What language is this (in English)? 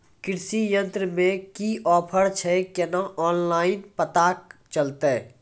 Maithili